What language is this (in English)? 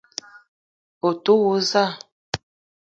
Eton (Cameroon)